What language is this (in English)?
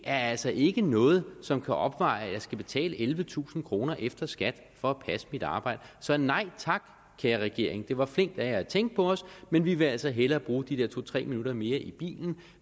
Danish